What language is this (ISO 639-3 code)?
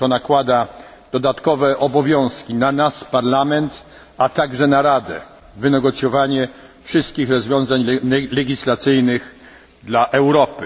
pol